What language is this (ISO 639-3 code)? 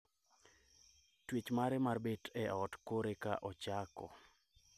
luo